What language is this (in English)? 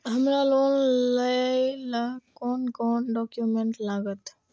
Maithili